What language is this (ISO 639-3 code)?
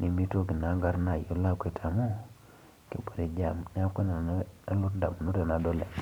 mas